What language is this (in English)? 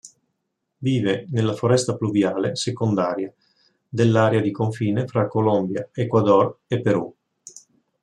Italian